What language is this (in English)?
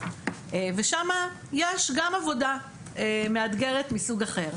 Hebrew